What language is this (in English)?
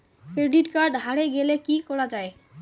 Bangla